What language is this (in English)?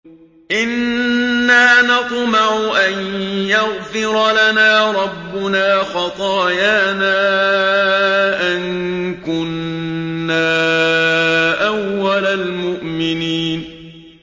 Arabic